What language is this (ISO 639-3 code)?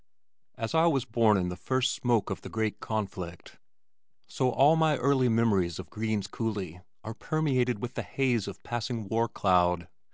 eng